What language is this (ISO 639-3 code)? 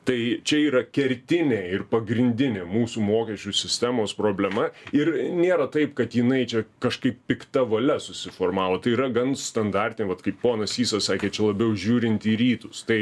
lit